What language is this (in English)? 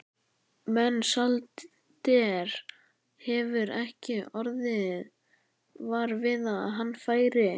Icelandic